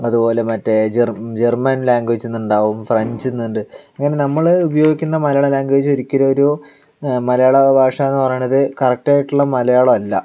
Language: Malayalam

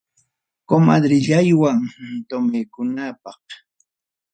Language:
Ayacucho Quechua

